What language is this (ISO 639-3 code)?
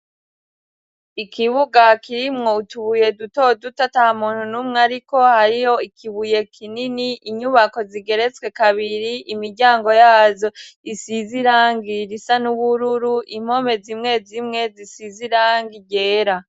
run